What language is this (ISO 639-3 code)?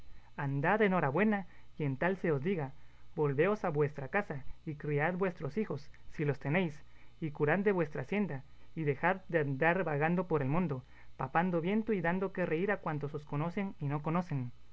spa